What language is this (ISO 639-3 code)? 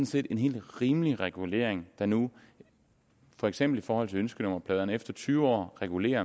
dan